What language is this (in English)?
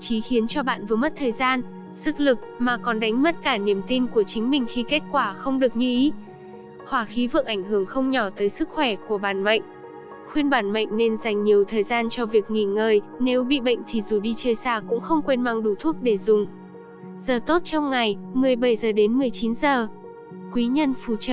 Vietnamese